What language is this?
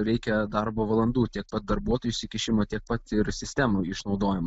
Lithuanian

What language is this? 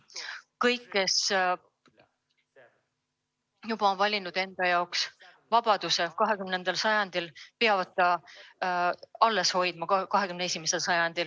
Estonian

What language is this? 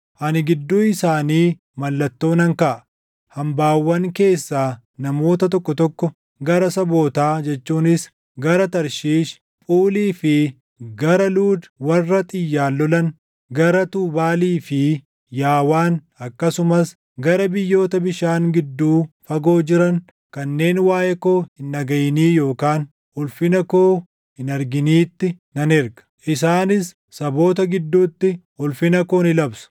Oromo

